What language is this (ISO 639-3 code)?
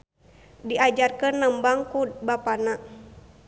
sun